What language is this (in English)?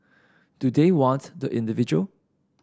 English